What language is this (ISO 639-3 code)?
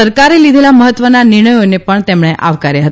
guj